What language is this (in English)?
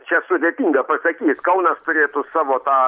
Lithuanian